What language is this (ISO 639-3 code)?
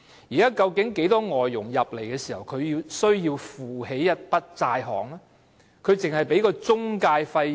yue